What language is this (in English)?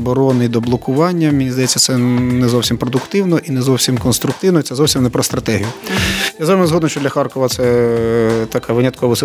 Ukrainian